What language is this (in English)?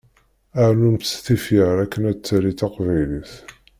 Kabyle